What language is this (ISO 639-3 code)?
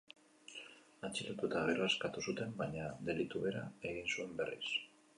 eus